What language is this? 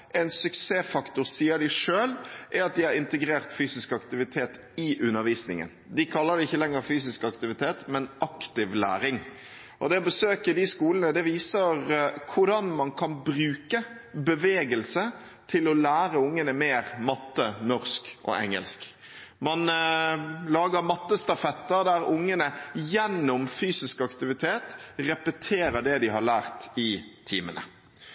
Norwegian Bokmål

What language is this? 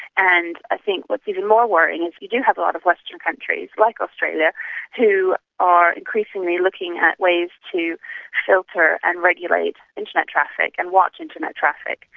English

